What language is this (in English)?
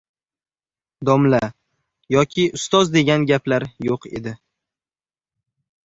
Uzbek